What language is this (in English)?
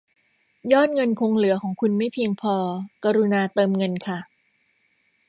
Thai